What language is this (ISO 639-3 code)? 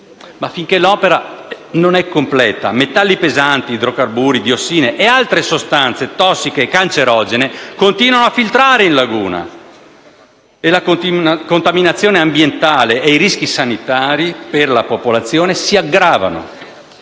ita